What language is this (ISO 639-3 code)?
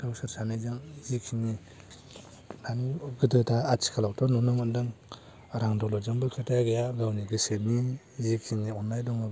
brx